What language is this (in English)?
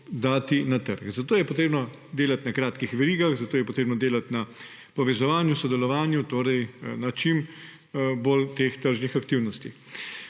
Slovenian